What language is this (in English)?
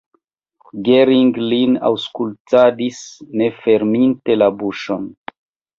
Esperanto